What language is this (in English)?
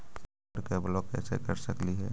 Magahi